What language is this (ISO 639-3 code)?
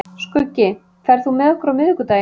isl